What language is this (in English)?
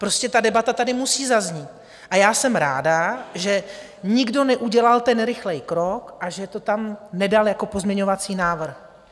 Czech